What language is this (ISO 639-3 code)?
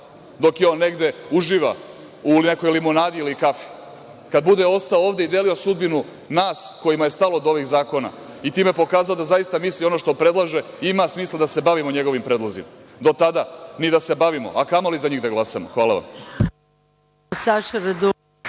srp